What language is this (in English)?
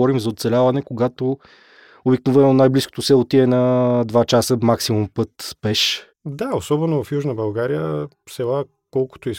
Bulgarian